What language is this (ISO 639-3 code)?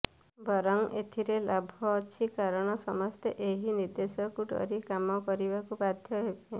ori